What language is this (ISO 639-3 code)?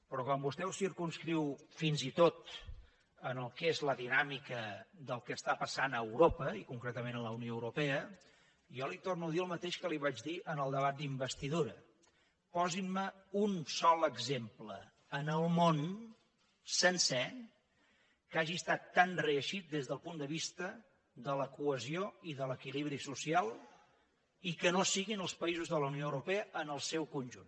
cat